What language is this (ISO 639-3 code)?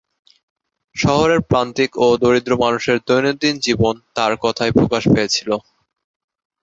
ben